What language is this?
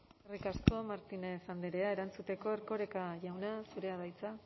Basque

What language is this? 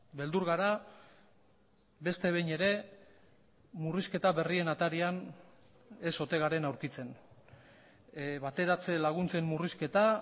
Basque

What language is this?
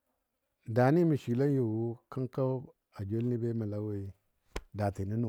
Dadiya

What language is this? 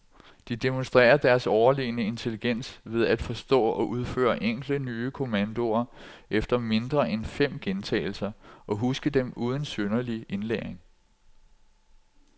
Danish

